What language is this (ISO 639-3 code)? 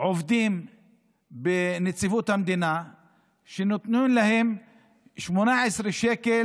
heb